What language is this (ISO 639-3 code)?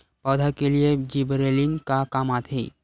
hne